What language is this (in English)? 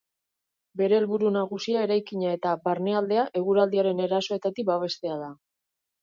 Basque